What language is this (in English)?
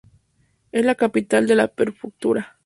Spanish